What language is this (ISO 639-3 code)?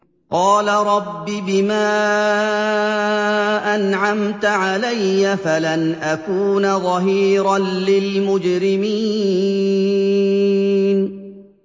ara